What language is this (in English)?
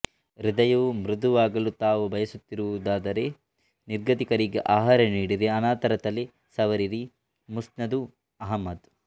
Kannada